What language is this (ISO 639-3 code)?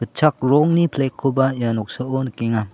grt